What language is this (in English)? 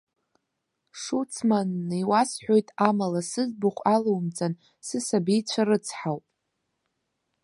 Abkhazian